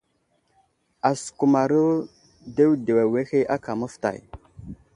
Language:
Wuzlam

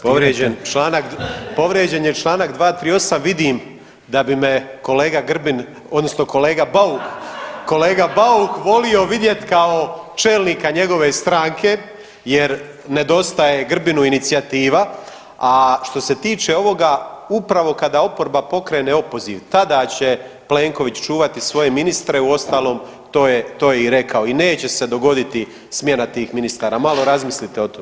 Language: Croatian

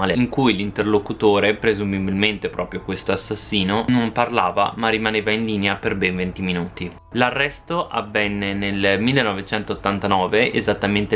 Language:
Italian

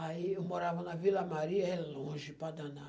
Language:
Portuguese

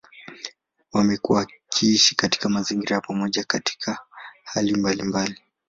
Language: Swahili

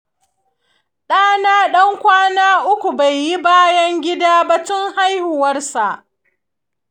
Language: Hausa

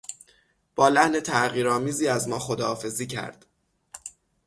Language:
Persian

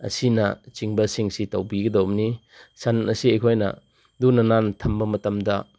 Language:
Manipuri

